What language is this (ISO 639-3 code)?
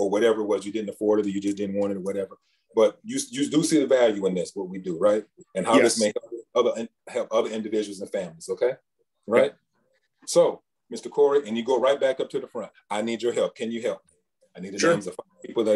eng